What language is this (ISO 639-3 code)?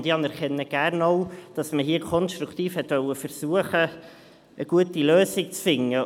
gsw